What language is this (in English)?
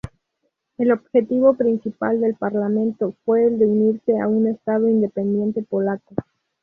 Spanish